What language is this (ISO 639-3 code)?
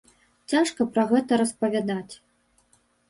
bel